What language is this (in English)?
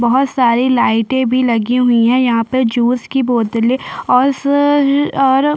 Hindi